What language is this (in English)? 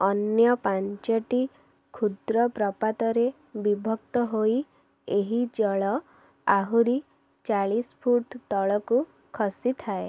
Odia